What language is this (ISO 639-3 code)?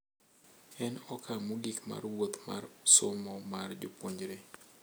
luo